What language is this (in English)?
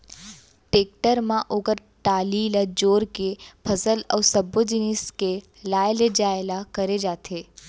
Chhattisgarhi